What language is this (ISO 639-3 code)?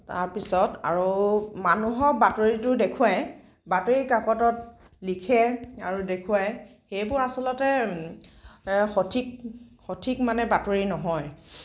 asm